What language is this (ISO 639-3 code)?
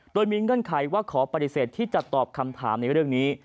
tha